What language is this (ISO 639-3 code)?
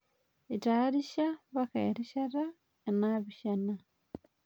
mas